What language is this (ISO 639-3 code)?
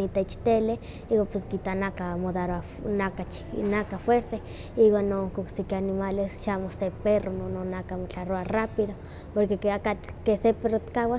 nhq